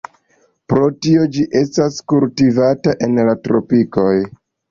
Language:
Esperanto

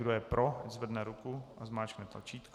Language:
Czech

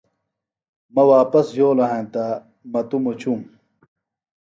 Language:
Phalura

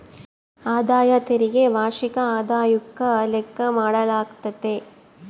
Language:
Kannada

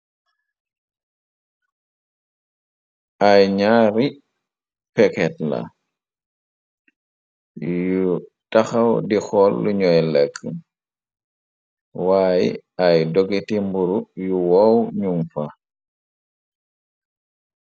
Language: Wolof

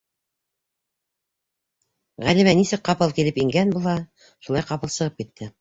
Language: Bashkir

